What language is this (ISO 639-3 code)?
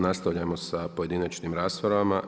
hrv